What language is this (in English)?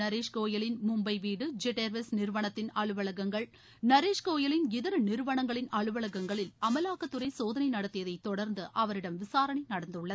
Tamil